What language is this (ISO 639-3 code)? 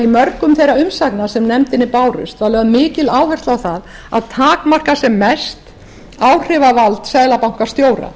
isl